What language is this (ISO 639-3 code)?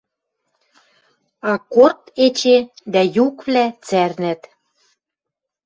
mrj